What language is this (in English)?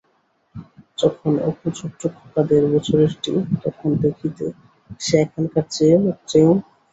Bangla